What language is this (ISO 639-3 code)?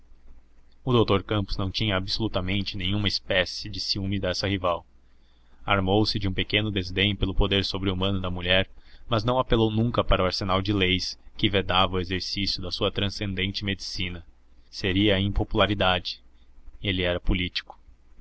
por